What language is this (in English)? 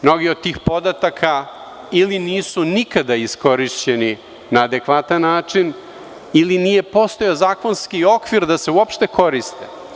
Serbian